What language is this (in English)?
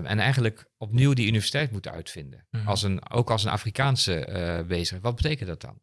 Dutch